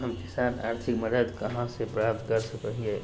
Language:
Magahi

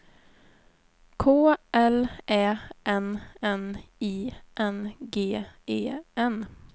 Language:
Swedish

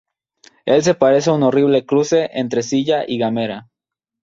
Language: Spanish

